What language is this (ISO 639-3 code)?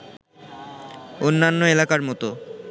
ben